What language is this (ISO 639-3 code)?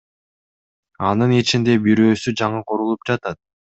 kir